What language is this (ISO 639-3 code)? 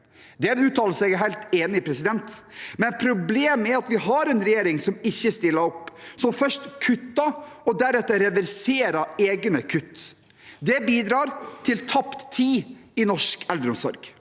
nor